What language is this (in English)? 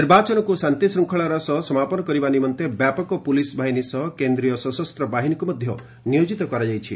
Odia